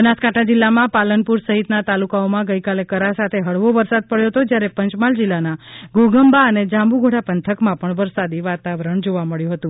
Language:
Gujarati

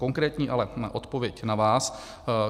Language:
Czech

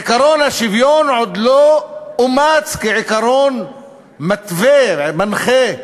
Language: Hebrew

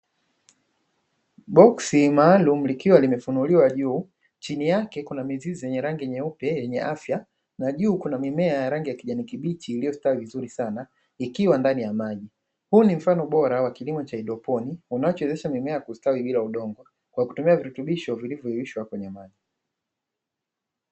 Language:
Swahili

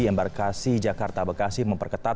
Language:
Indonesian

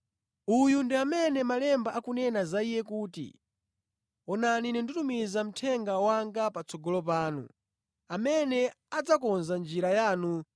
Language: Nyanja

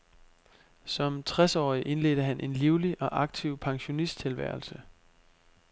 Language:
Danish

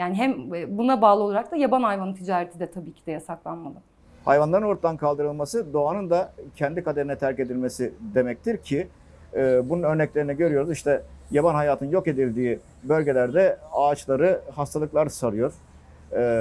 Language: Turkish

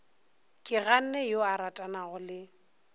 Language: Northern Sotho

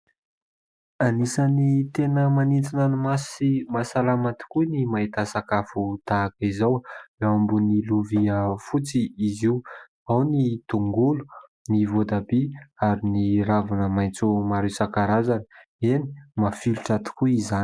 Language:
Malagasy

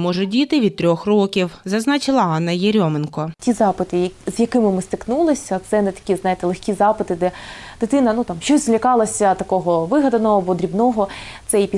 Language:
Ukrainian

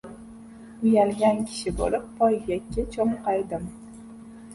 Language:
Uzbek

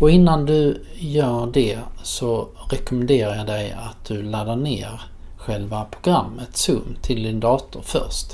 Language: Swedish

